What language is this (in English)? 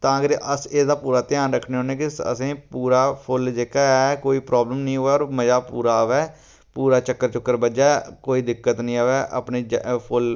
Dogri